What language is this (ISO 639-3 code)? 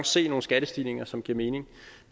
dan